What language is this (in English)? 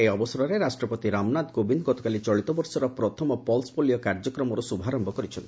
Odia